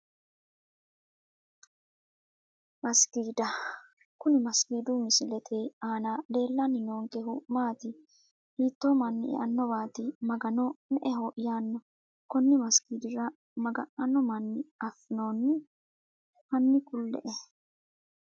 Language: Sidamo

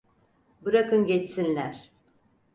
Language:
Turkish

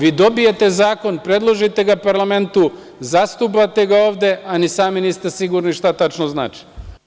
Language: Serbian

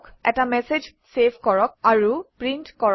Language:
Assamese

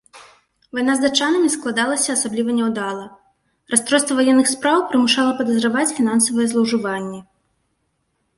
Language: Belarusian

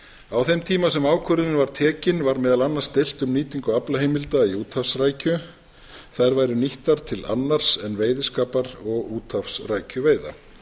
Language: Icelandic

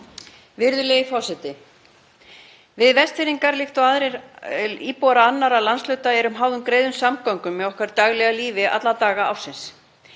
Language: Icelandic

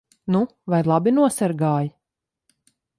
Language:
Latvian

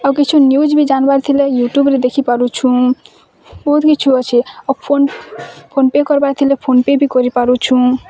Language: Odia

